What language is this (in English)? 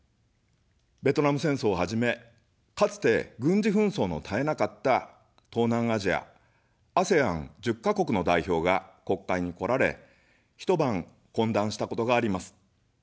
Japanese